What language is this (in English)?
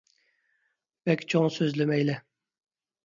Uyghur